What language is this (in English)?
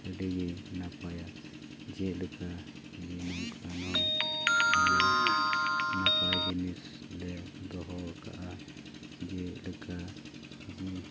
Santali